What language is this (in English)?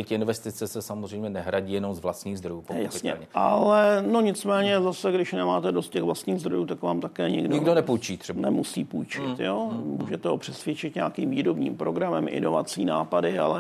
Czech